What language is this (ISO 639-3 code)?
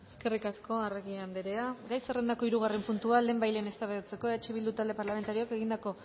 eus